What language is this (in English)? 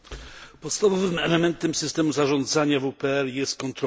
Polish